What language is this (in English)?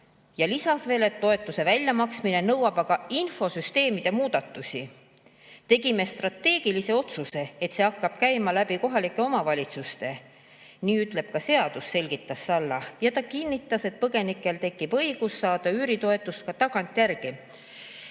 Estonian